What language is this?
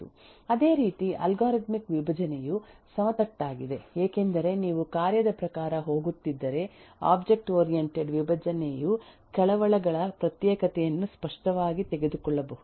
Kannada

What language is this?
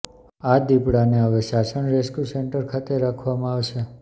Gujarati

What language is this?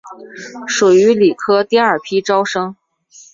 Chinese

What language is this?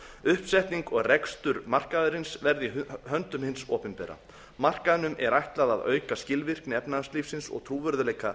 Icelandic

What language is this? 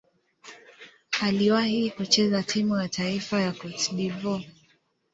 Swahili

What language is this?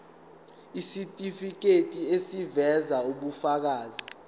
Zulu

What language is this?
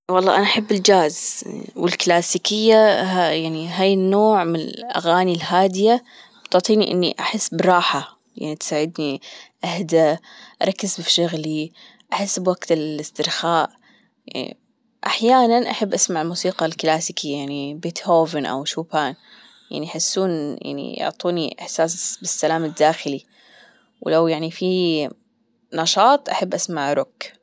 Gulf Arabic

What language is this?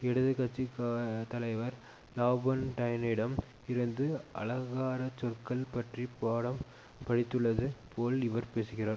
Tamil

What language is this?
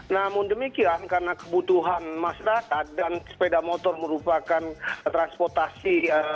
Indonesian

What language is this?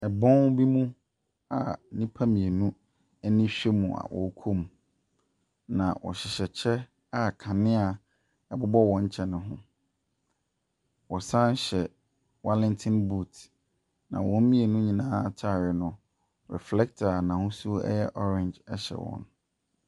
Akan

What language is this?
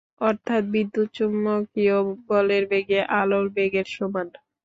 Bangla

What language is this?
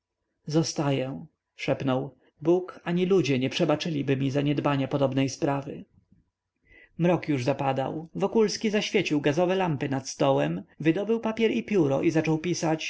Polish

